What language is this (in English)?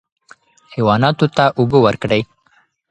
Pashto